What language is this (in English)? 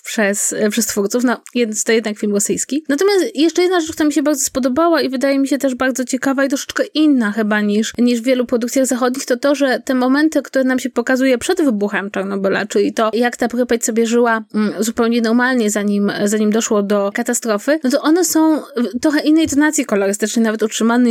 Polish